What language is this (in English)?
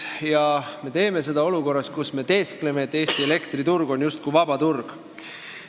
Estonian